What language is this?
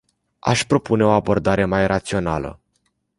Romanian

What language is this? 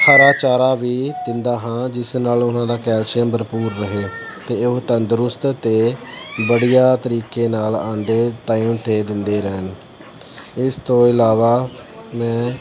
Punjabi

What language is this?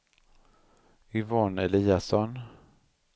Swedish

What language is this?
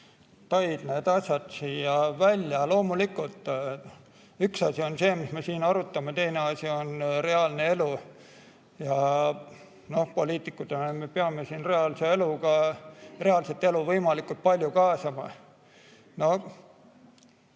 Estonian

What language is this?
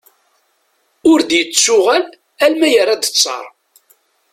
Kabyle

